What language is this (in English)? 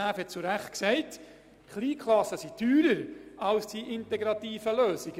Swiss German